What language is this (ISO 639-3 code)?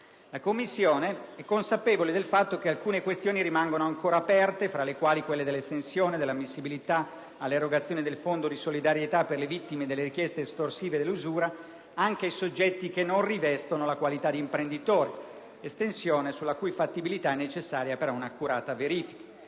ita